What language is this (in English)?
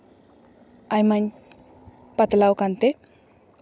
Santali